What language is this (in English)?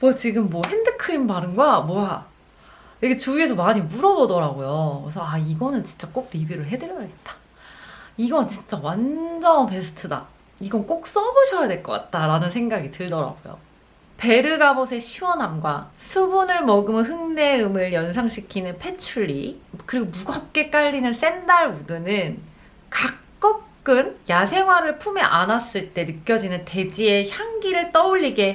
Korean